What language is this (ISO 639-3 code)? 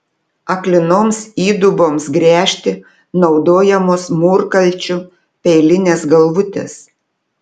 lit